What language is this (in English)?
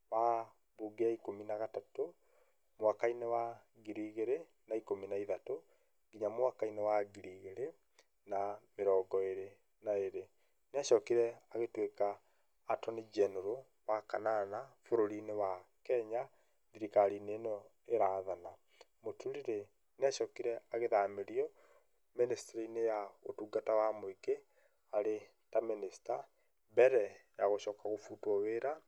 Kikuyu